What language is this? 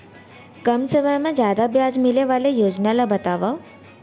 Chhattisgarhi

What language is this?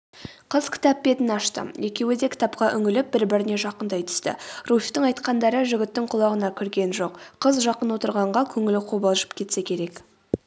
Kazakh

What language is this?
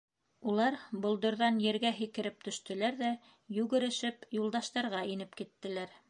Bashkir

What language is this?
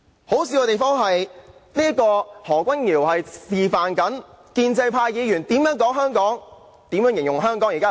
Cantonese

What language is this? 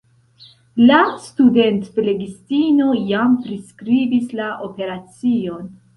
Esperanto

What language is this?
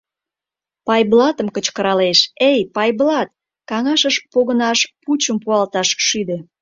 Mari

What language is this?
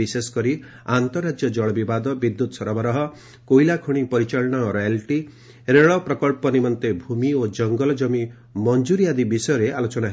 Odia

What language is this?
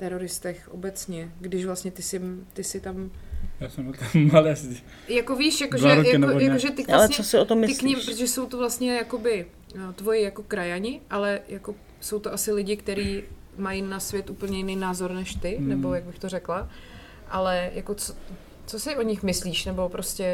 Czech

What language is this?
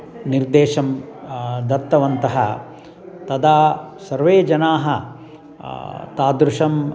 Sanskrit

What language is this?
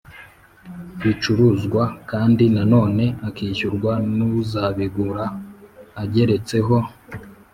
Kinyarwanda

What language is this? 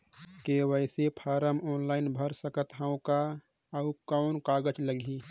Chhattisgarhi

